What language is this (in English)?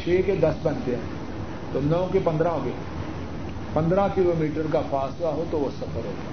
Urdu